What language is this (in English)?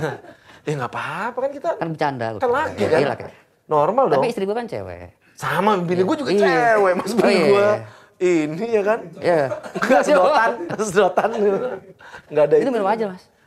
Indonesian